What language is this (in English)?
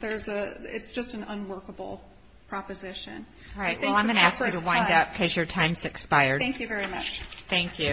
English